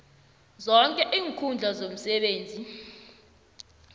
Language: South Ndebele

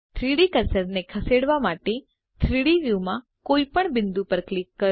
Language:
Gujarati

